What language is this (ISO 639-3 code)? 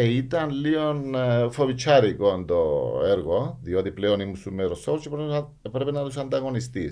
ell